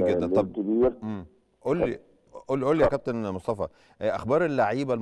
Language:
Arabic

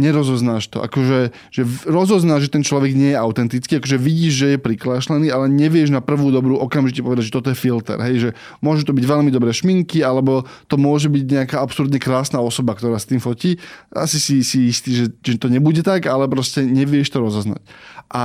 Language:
Slovak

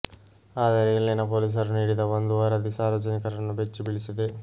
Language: Kannada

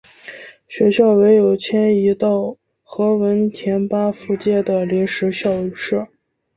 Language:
Chinese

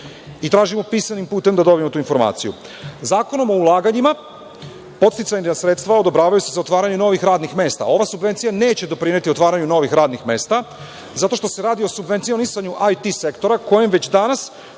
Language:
Serbian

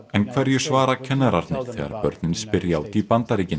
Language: Icelandic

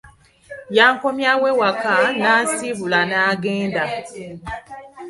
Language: Ganda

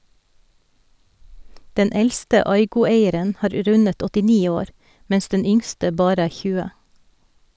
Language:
Norwegian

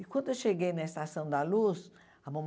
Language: Portuguese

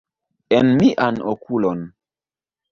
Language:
Esperanto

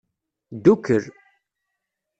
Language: Kabyle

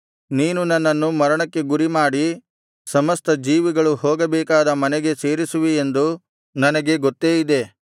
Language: Kannada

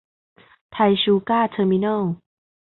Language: Thai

